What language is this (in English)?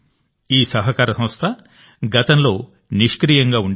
Telugu